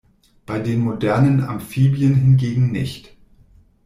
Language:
German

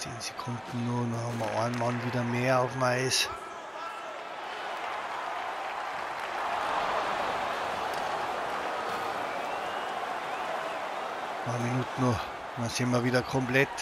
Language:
German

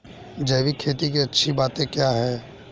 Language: Hindi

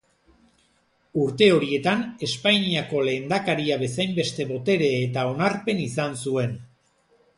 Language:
Basque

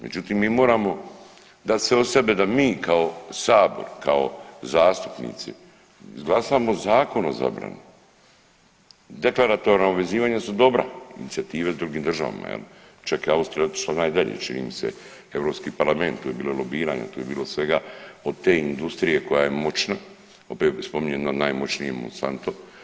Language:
Croatian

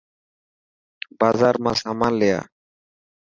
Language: Dhatki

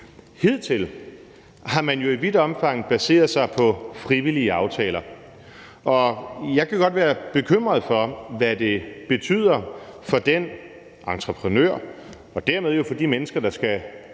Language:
Danish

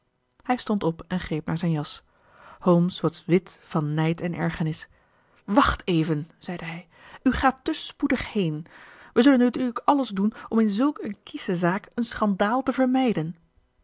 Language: Dutch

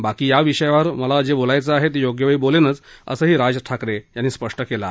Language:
Marathi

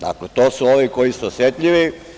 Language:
Serbian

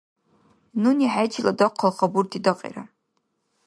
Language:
Dargwa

